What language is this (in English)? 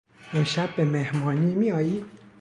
Persian